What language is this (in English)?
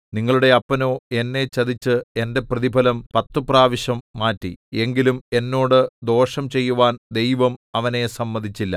Malayalam